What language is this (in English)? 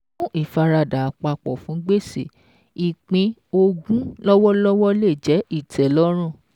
Yoruba